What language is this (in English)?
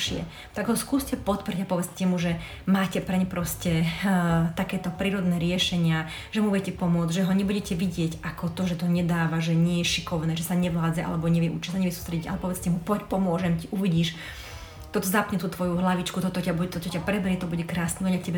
Slovak